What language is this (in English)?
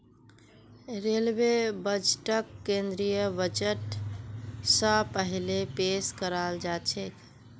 Magahi